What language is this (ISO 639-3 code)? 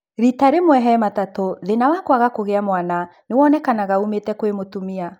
kik